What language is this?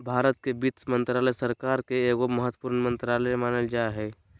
Magahi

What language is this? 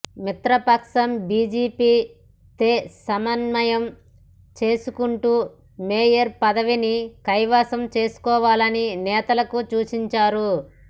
Telugu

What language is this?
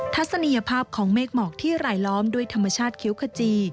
Thai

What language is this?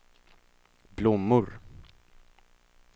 Swedish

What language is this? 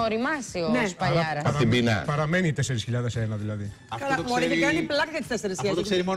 Greek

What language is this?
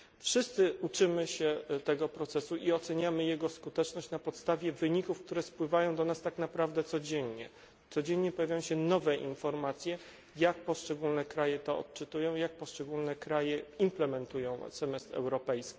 Polish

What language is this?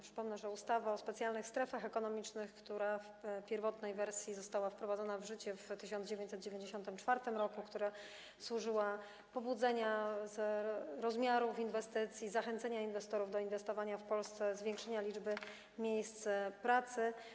Polish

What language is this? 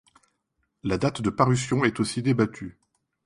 French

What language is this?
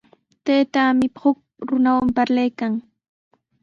Sihuas Ancash Quechua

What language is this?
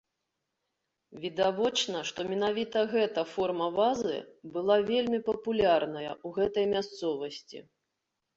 Belarusian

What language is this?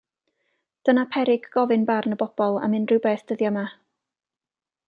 Welsh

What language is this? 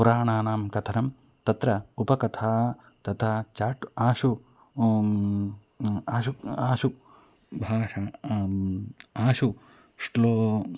Sanskrit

